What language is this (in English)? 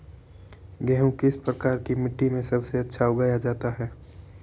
Hindi